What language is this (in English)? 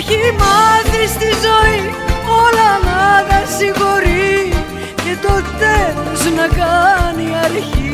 Greek